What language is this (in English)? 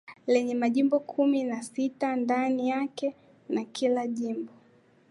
Swahili